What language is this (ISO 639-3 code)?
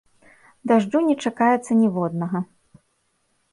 bel